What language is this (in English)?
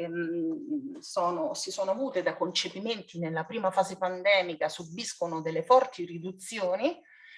Italian